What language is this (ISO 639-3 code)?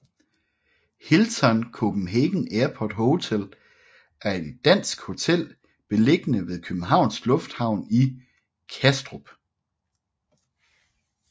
dan